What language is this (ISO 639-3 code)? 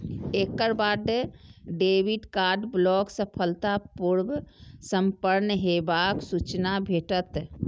mai